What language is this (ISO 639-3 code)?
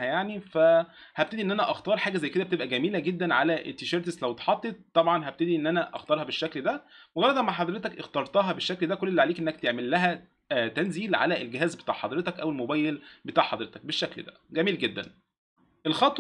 ara